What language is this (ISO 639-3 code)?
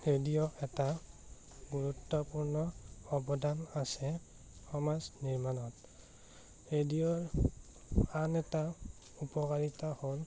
asm